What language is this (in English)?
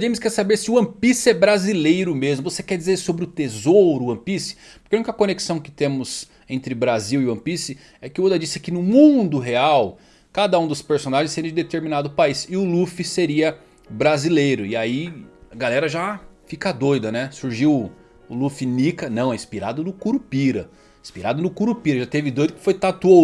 Portuguese